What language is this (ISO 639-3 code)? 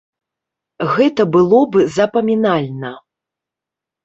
bel